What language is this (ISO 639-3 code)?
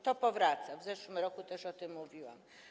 pol